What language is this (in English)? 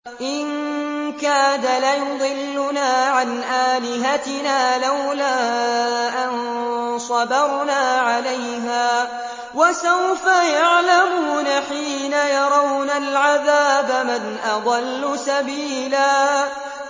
Arabic